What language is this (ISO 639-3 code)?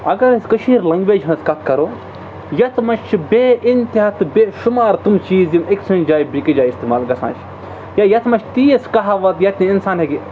kas